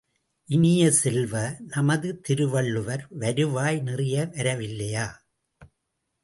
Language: Tamil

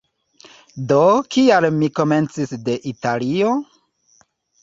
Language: Esperanto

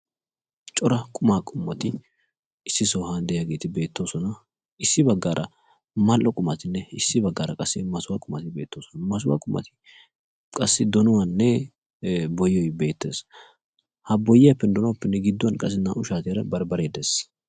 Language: Wolaytta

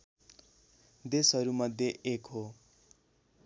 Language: Nepali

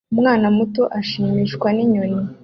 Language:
Kinyarwanda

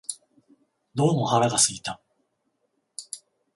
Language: Japanese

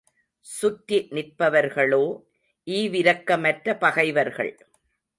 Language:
Tamil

